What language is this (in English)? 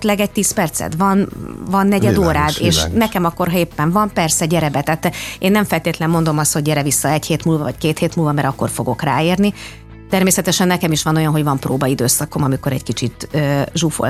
Hungarian